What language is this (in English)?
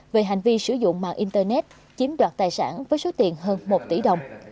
Vietnamese